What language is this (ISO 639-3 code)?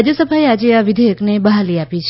guj